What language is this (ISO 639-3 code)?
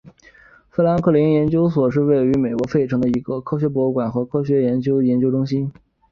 zho